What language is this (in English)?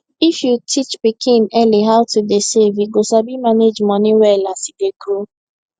Nigerian Pidgin